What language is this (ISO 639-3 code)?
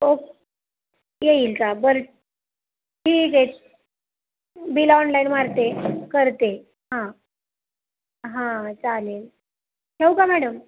mar